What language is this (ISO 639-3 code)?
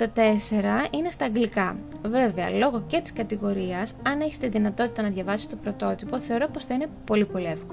ell